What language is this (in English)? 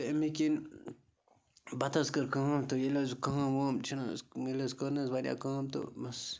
Kashmiri